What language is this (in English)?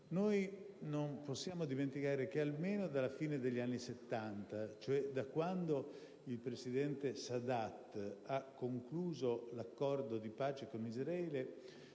Italian